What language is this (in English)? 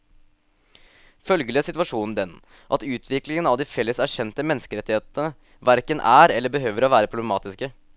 Norwegian